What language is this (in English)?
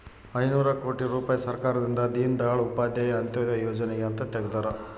Kannada